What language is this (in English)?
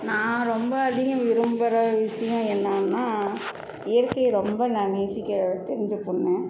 Tamil